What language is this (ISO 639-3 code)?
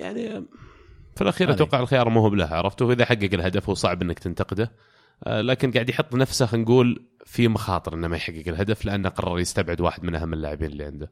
ara